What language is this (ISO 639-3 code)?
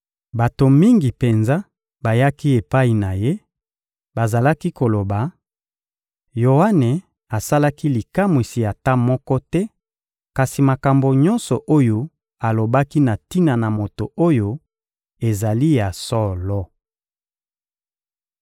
lin